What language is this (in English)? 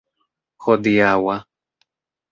Esperanto